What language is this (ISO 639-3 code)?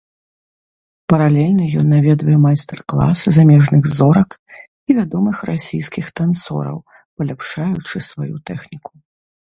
bel